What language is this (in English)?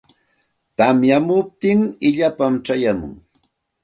Santa Ana de Tusi Pasco Quechua